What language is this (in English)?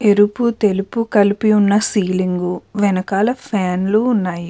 Telugu